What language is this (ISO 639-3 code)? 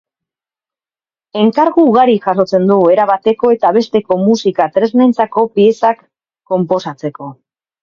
eus